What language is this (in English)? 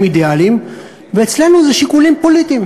Hebrew